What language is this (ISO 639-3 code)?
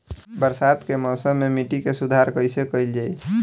bho